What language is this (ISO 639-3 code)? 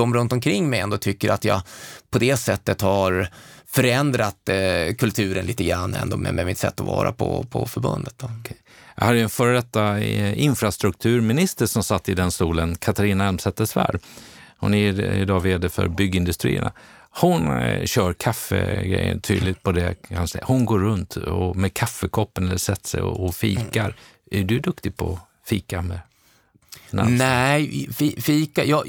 swe